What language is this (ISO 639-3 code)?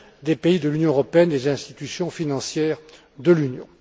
fra